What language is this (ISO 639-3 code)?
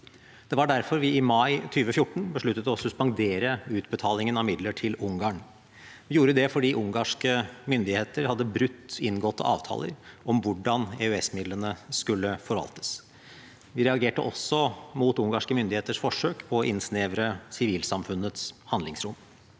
nor